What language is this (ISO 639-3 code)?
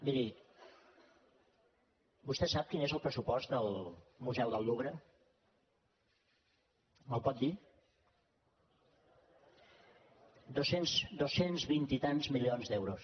cat